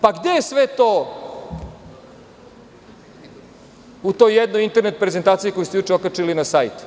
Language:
Serbian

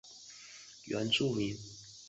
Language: Chinese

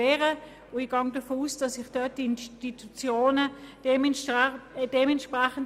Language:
Swiss German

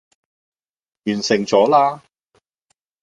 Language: Cantonese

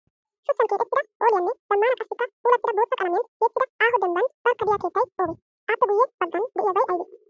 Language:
Wolaytta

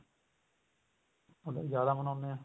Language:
Punjabi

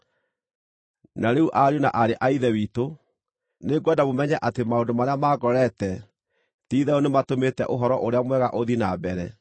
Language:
Kikuyu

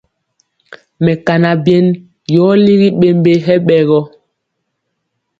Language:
Mpiemo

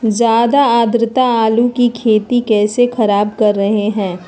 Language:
Magahi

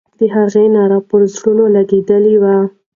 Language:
Pashto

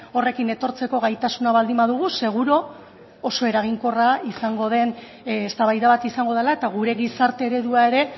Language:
Basque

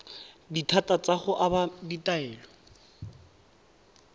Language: Tswana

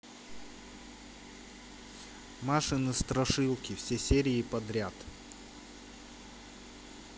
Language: Russian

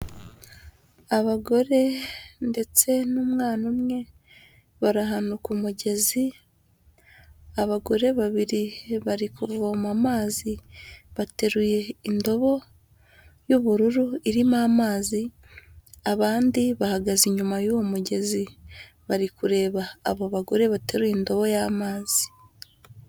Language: Kinyarwanda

